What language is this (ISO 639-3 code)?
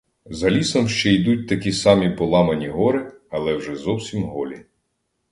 ukr